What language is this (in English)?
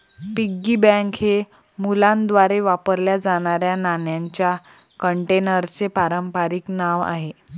Marathi